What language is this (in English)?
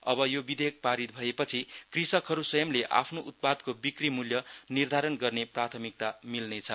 Nepali